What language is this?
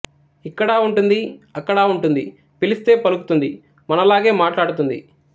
Telugu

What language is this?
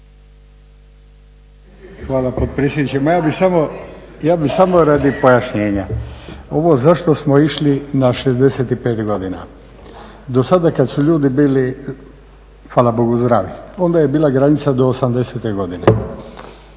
Croatian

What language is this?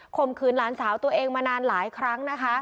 Thai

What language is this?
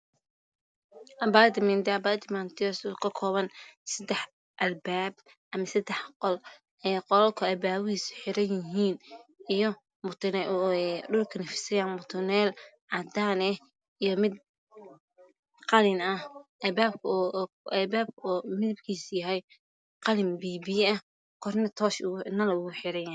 Somali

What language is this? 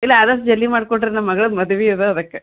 Kannada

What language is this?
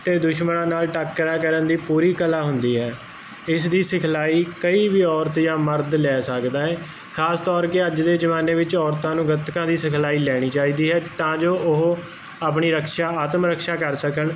Punjabi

